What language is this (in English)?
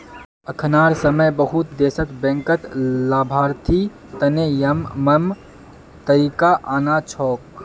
Magahi